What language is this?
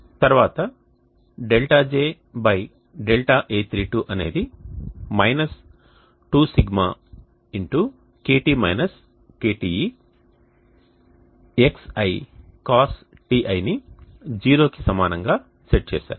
Telugu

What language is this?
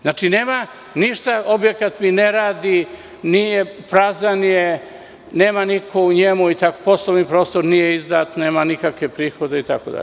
Serbian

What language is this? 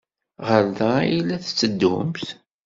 Kabyle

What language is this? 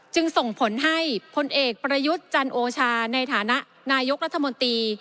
Thai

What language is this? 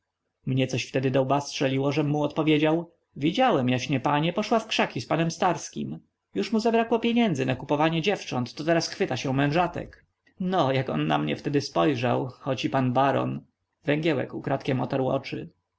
Polish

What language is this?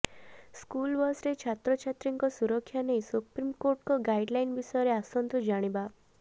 Odia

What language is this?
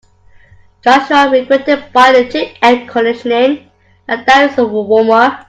English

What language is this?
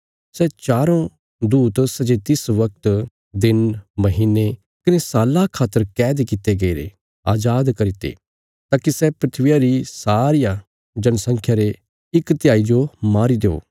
Bilaspuri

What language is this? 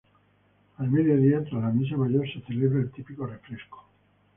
Spanish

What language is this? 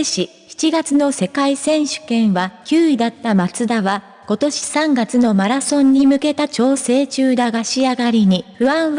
Japanese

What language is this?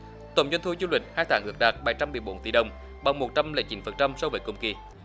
Vietnamese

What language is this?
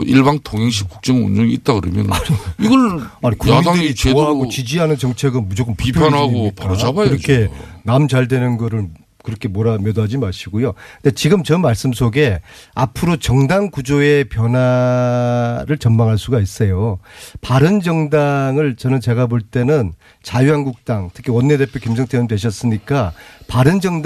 Korean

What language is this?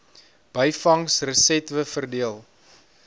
Afrikaans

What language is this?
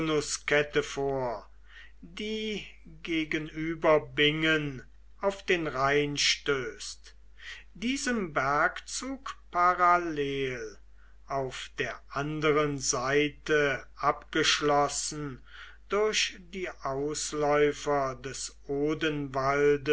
German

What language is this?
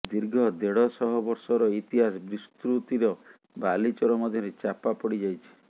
Odia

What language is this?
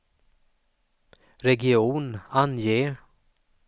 Swedish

